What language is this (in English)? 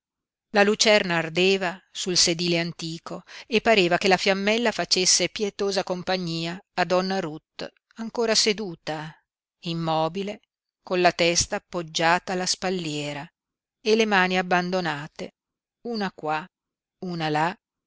Italian